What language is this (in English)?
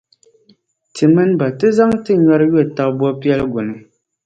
Dagbani